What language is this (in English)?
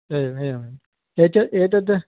Sanskrit